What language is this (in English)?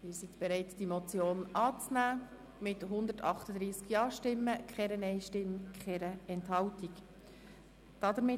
Swiss German